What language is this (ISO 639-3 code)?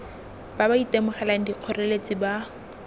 tsn